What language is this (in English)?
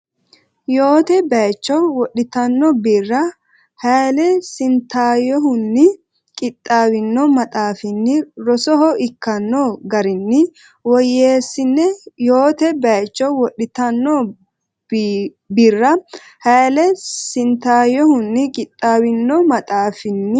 Sidamo